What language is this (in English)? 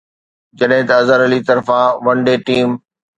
Sindhi